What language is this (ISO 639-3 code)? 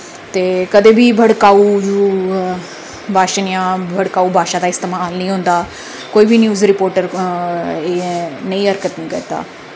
doi